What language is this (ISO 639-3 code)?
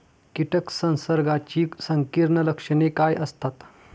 mar